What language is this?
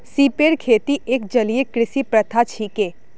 Magahi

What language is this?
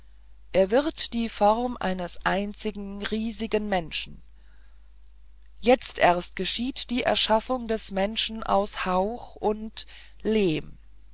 German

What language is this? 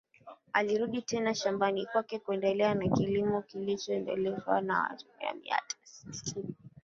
Swahili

